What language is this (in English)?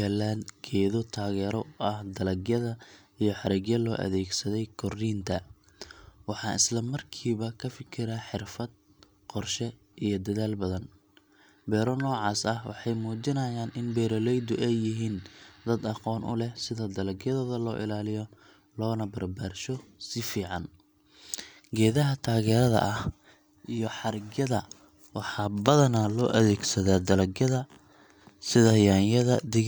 Somali